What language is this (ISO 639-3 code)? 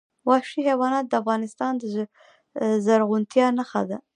pus